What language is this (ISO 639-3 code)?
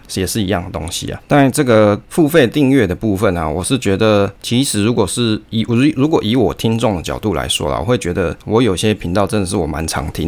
zho